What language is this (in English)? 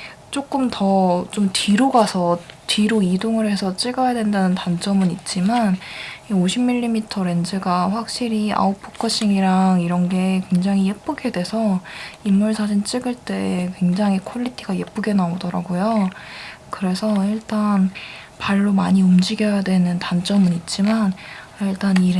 Korean